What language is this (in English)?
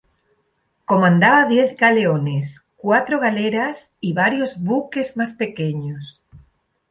Spanish